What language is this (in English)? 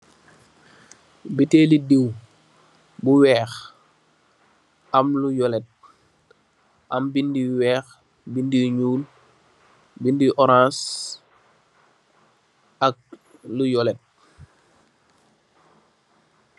Wolof